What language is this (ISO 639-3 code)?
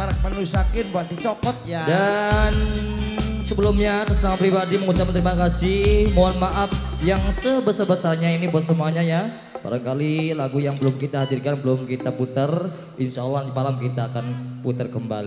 ind